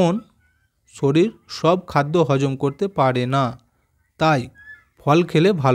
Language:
Bangla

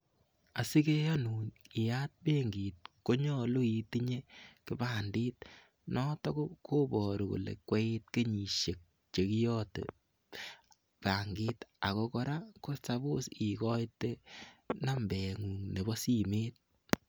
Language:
Kalenjin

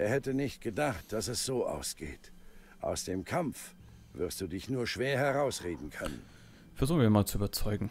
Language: German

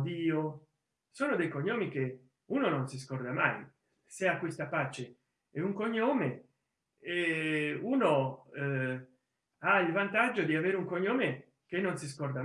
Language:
Italian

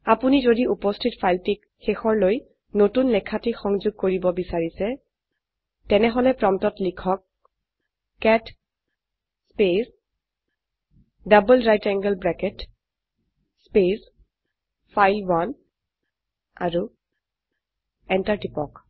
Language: Assamese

